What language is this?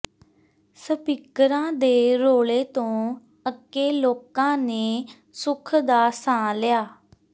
Punjabi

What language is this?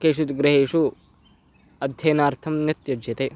Sanskrit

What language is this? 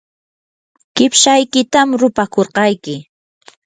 Yanahuanca Pasco Quechua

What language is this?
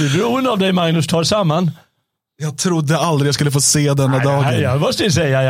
Swedish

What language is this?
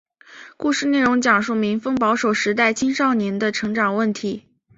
Chinese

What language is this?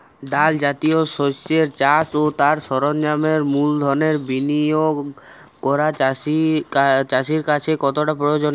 Bangla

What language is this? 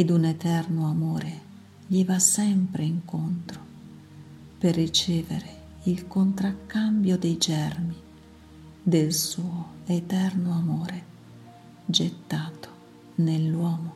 Italian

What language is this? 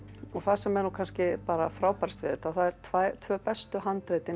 Icelandic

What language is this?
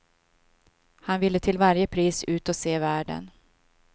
Swedish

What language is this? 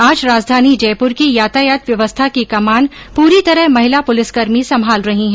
Hindi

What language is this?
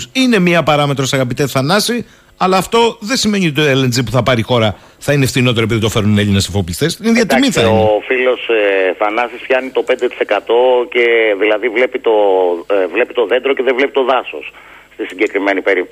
Greek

